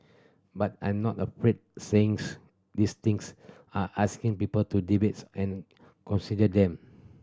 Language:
English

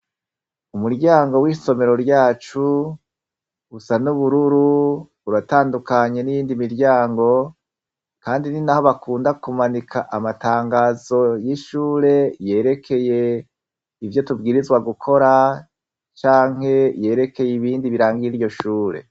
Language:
Rundi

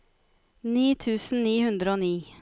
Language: Norwegian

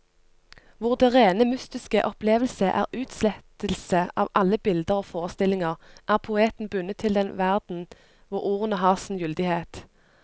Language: Norwegian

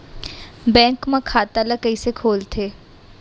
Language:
Chhattisgarhi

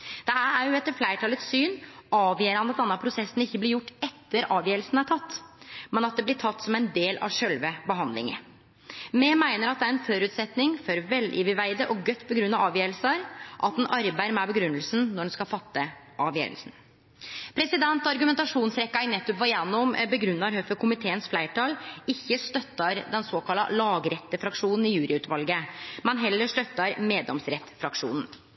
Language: Norwegian Nynorsk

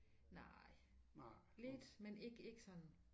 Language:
Danish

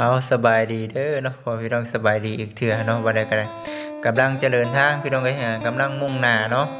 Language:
Thai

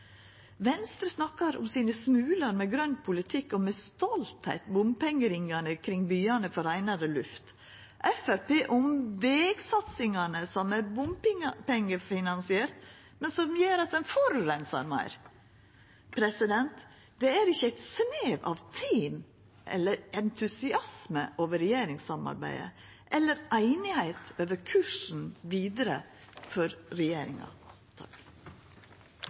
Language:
Norwegian Nynorsk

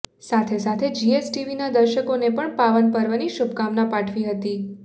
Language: Gujarati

